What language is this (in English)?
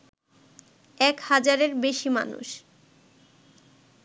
Bangla